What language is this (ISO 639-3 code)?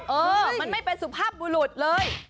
tha